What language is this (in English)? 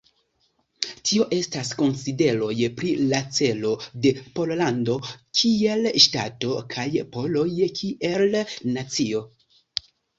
Esperanto